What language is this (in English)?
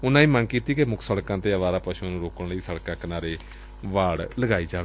Punjabi